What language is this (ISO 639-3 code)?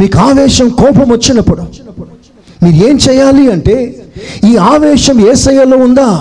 tel